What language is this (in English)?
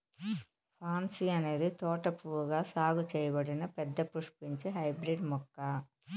Telugu